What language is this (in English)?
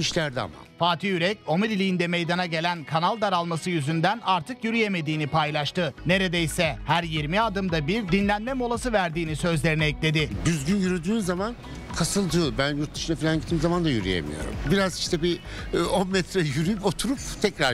Turkish